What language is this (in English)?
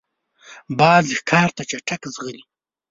Pashto